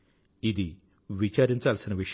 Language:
Telugu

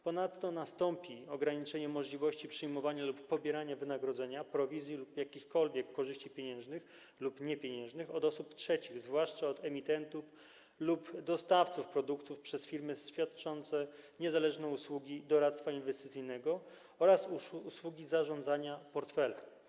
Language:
Polish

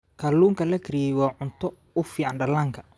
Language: Somali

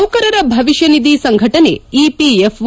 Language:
Kannada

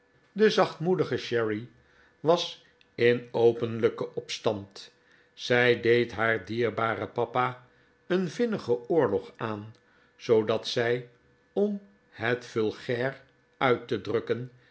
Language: Dutch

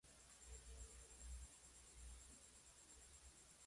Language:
Spanish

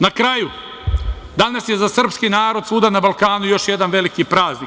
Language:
Serbian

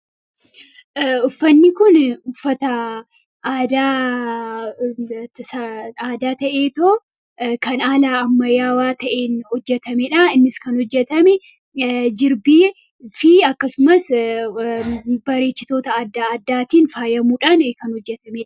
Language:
Oromo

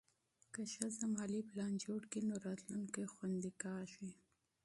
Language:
Pashto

